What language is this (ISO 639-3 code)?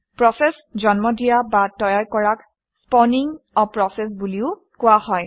asm